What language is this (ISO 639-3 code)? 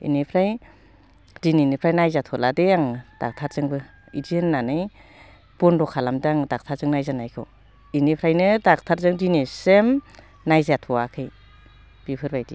brx